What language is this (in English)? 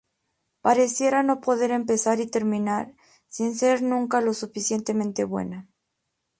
Spanish